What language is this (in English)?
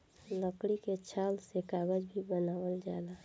Bhojpuri